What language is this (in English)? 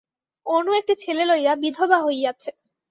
Bangla